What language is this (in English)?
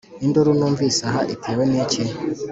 Kinyarwanda